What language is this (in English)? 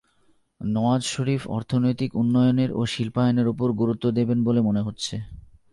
Bangla